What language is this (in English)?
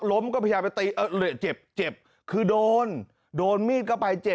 Thai